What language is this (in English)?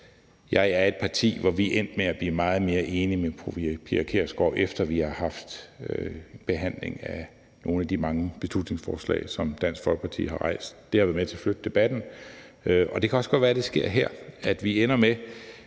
Danish